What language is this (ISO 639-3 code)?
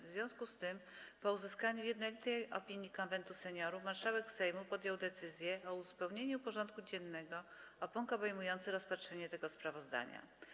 pol